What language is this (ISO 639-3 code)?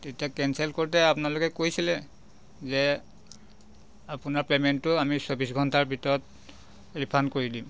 asm